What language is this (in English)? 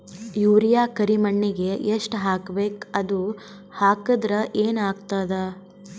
Kannada